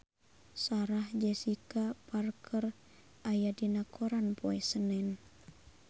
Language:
Sundanese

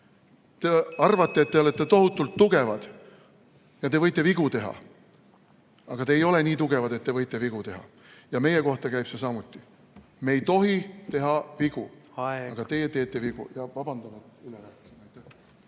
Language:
Estonian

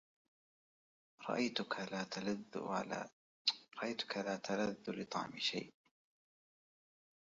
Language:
Arabic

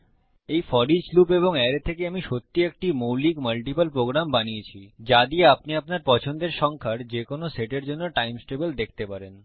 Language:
Bangla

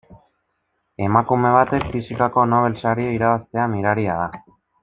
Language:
Basque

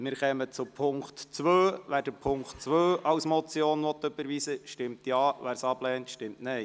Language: Swiss German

